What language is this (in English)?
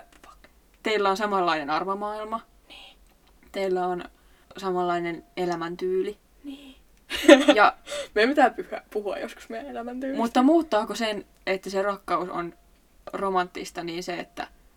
Finnish